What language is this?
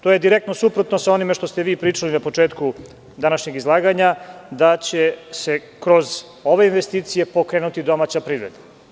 Serbian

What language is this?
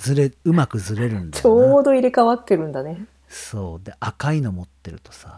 Japanese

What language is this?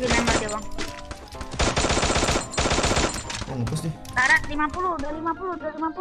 Indonesian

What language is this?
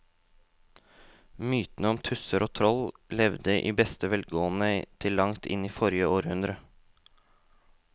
Norwegian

